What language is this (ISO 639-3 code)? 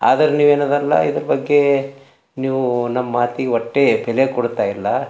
kan